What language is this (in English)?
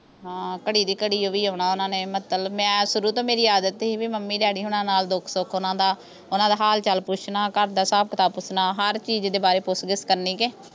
Punjabi